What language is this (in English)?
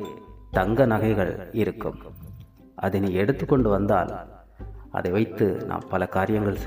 Tamil